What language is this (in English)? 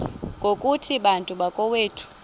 Xhosa